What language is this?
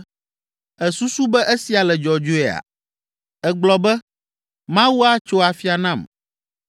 Ewe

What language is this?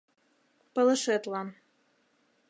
Mari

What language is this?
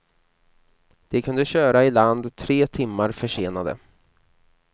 Swedish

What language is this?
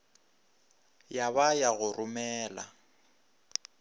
Northern Sotho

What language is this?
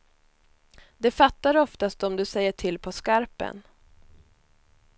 Swedish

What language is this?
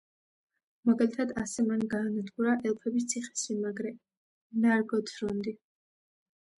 Georgian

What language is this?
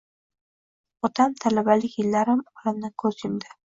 Uzbek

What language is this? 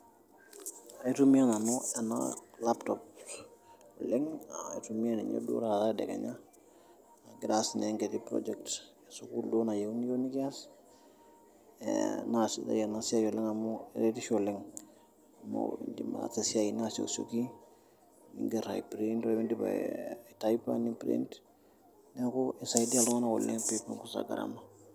Masai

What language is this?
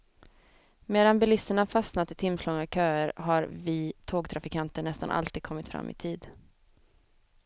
Swedish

